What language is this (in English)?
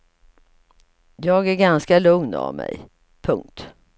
Swedish